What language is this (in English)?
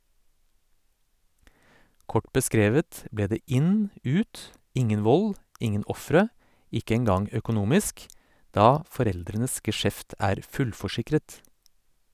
Norwegian